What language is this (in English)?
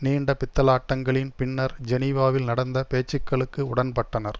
Tamil